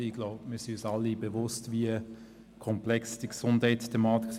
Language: Swiss German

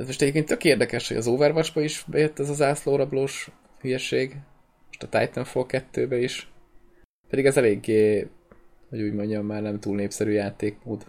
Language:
Hungarian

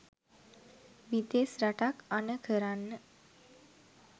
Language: Sinhala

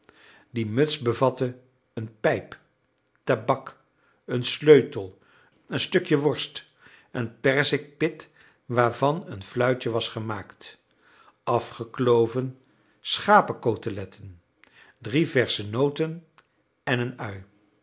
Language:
Dutch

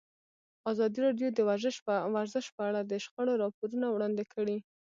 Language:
Pashto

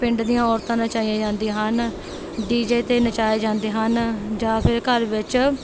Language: Punjabi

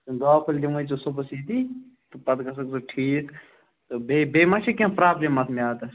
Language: Kashmiri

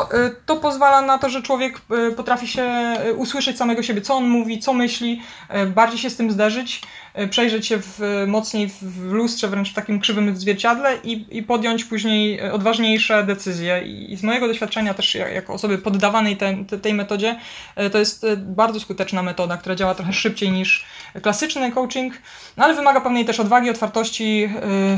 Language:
Polish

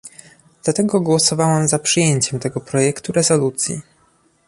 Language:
Polish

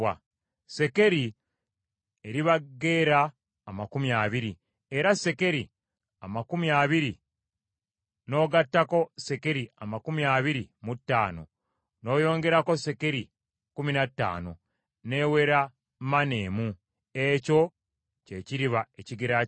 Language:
Ganda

